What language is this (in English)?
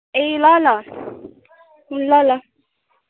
Nepali